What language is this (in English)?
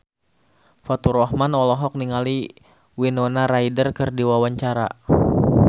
Sundanese